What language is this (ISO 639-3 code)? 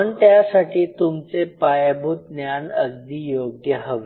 mar